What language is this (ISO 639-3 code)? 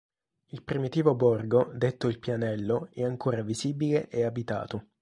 ita